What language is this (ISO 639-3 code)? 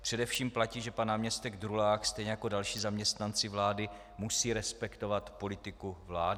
ces